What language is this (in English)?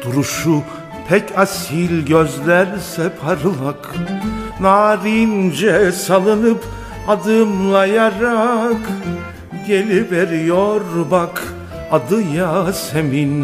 Turkish